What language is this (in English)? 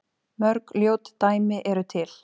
Icelandic